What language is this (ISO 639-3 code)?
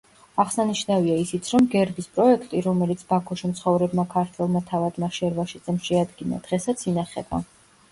kat